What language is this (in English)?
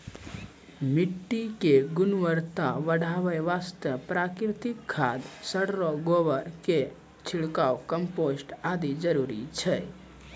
Maithili